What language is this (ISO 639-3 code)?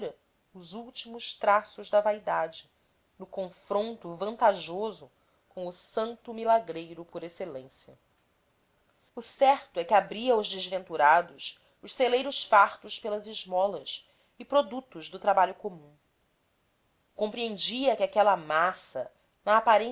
por